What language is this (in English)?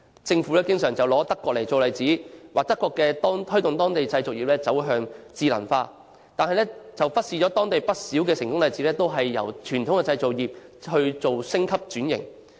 Cantonese